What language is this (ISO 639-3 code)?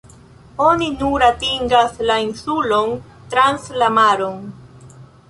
epo